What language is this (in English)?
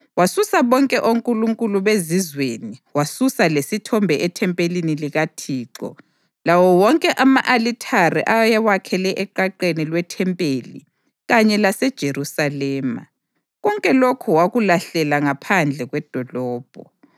North Ndebele